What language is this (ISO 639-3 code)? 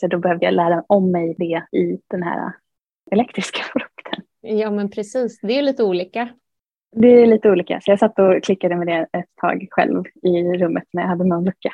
swe